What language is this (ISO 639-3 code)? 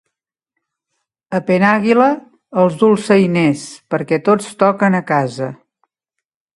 cat